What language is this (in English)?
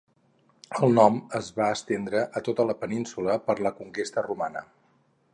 Catalan